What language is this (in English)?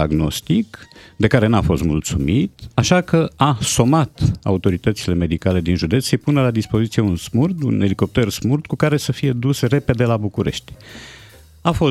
Romanian